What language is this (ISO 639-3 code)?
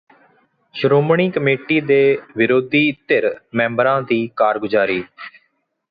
pan